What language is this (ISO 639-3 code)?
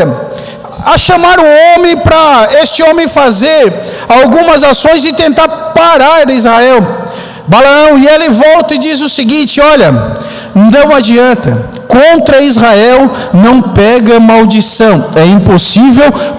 por